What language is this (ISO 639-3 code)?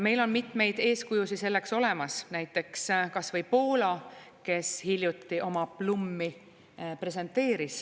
est